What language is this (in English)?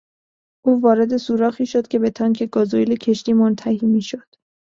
Persian